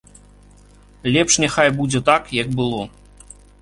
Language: Belarusian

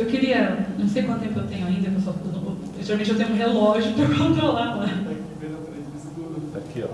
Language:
Portuguese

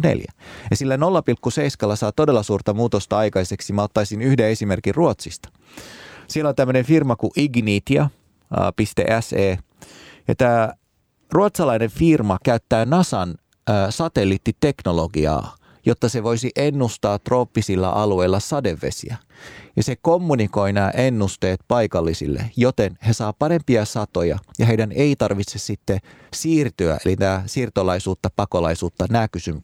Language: Finnish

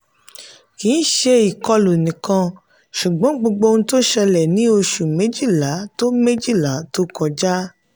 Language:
Yoruba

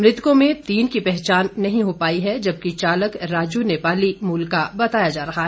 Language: Hindi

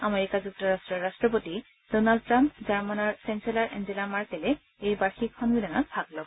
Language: Assamese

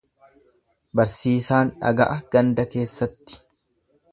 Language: Oromo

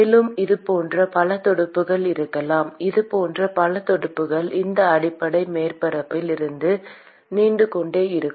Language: Tamil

